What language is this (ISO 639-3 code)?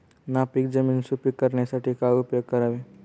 mar